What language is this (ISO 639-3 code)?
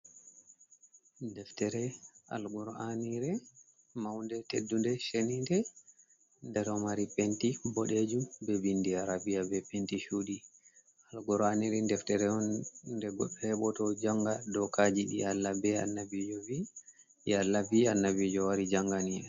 ful